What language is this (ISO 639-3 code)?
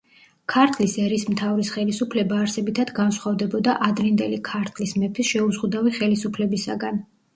kat